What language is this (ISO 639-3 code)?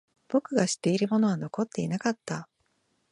jpn